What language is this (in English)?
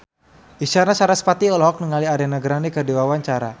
Sundanese